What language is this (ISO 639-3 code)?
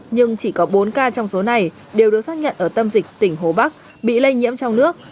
vie